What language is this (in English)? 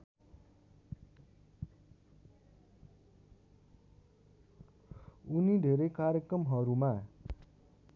Nepali